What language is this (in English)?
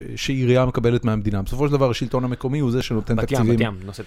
Hebrew